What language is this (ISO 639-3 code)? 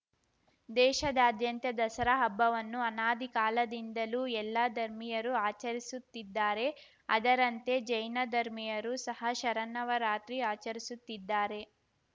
kan